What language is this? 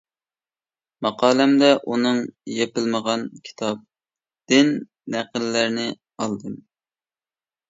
Uyghur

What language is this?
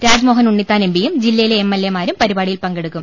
Malayalam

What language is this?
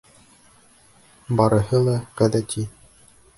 Bashkir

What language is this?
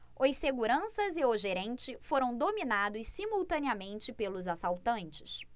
Portuguese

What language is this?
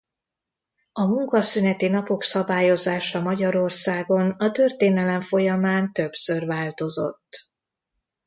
Hungarian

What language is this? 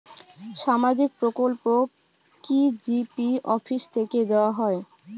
Bangla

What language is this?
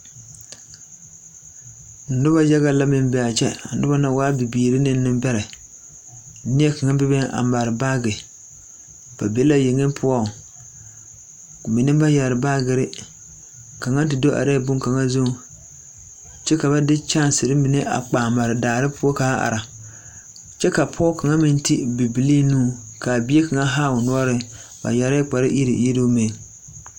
Southern Dagaare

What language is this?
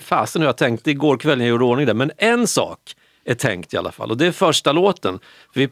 Swedish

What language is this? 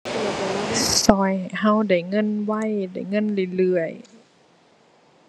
Thai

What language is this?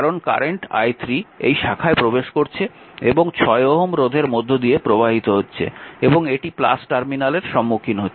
Bangla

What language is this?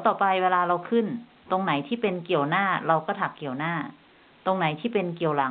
Thai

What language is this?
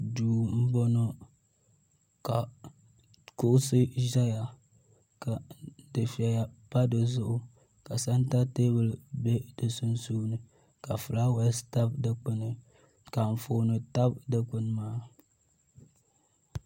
Dagbani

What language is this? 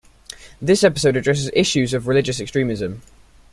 English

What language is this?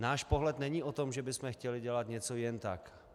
Czech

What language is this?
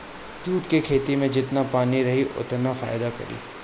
Bhojpuri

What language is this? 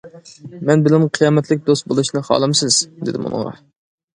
Uyghur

